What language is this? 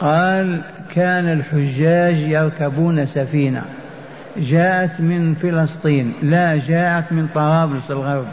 Arabic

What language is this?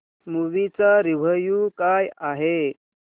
Marathi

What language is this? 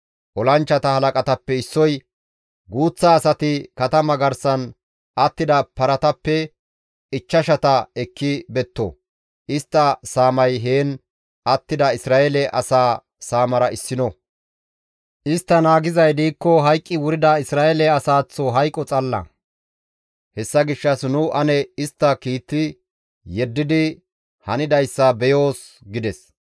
Gamo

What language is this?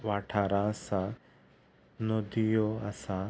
Konkani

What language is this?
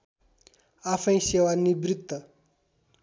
Nepali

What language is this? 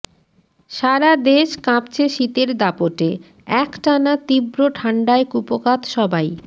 Bangla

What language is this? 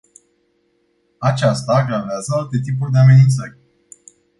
Romanian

